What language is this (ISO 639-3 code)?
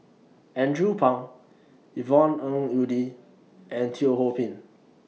eng